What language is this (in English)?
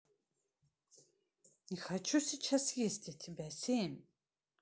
Russian